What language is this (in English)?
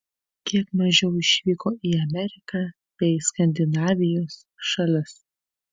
Lithuanian